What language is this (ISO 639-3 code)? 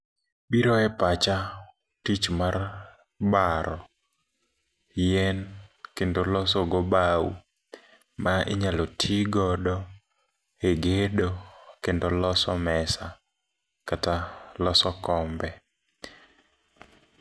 luo